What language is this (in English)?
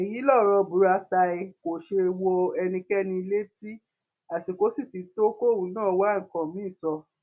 Yoruba